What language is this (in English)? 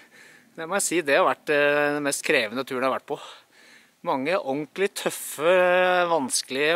Norwegian